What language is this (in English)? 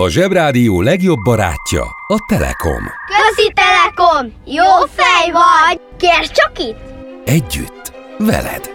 Hungarian